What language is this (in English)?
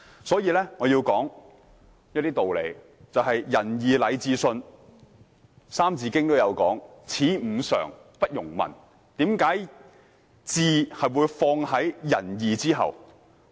Cantonese